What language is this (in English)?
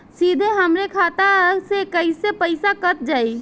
Bhojpuri